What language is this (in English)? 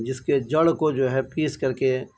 Urdu